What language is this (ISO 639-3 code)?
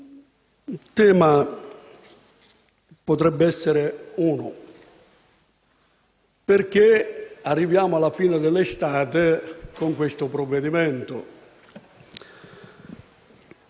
ita